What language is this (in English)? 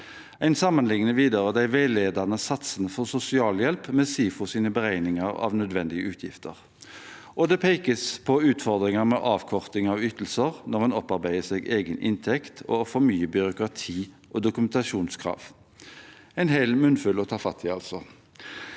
Norwegian